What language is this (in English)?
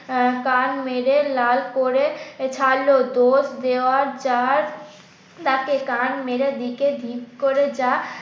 Bangla